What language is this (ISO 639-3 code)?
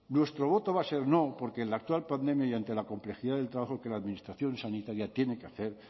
spa